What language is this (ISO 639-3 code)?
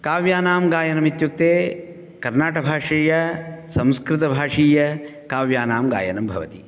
san